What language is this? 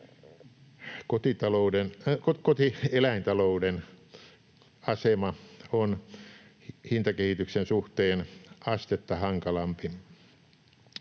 Finnish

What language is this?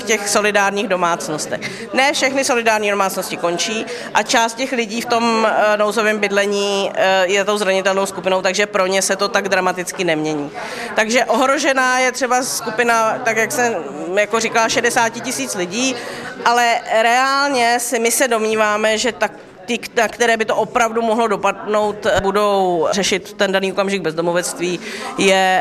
Czech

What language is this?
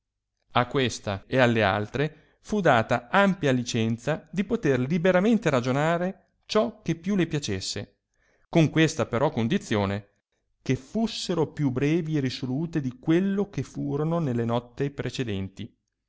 Italian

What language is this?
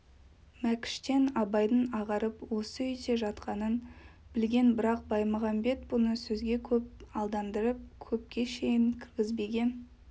Kazakh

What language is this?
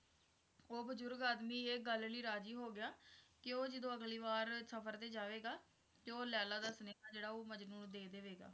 Punjabi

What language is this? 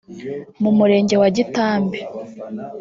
Kinyarwanda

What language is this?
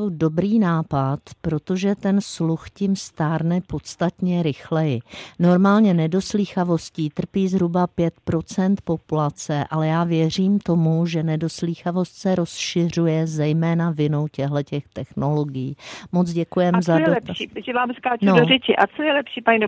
Czech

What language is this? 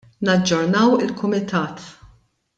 Maltese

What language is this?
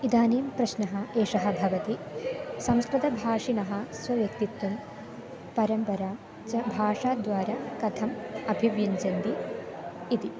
Sanskrit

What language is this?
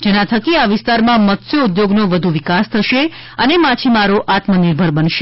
Gujarati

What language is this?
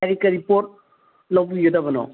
Manipuri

